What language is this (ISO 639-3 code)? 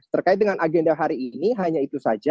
ind